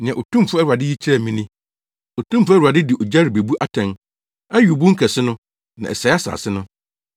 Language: Akan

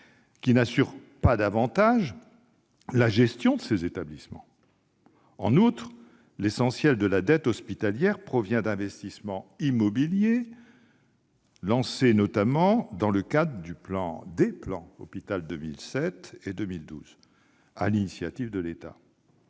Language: French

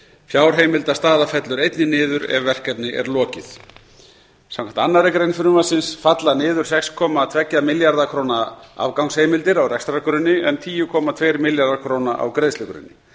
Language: Icelandic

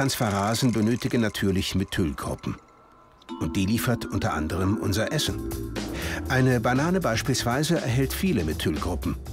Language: German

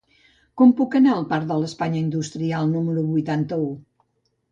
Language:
Catalan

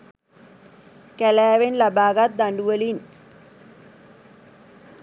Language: Sinhala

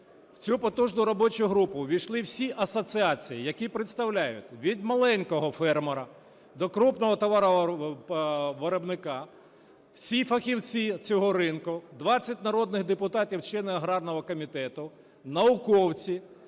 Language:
Ukrainian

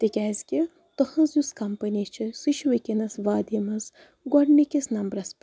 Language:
Kashmiri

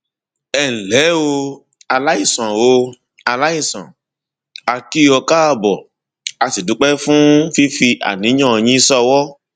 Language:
Yoruba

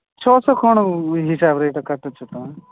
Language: Odia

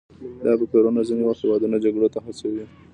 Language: Pashto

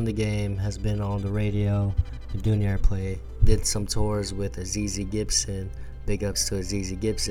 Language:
English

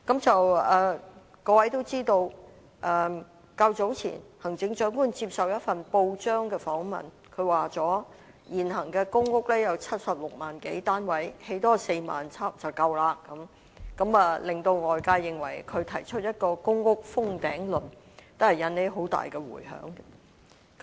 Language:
Cantonese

